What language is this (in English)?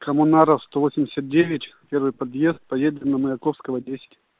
Russian